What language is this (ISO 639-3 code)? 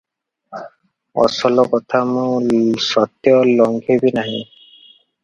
ori